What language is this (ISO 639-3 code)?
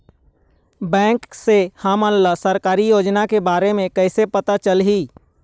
hne